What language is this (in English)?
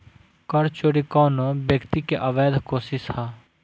Bhojpuri